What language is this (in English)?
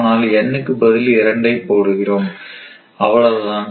Tamil